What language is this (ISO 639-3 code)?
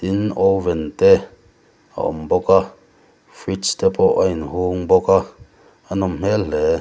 lus